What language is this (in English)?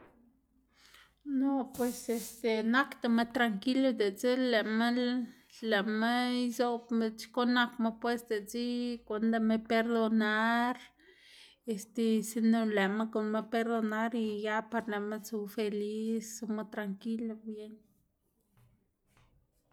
Xanaguía Zapotec